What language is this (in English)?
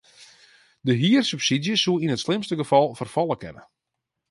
Western Frisian